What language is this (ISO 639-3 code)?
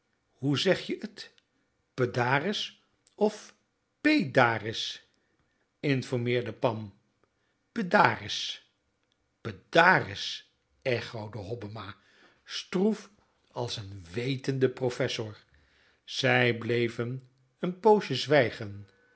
nld